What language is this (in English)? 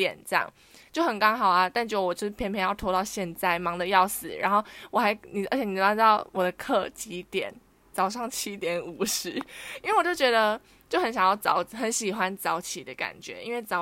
Chinese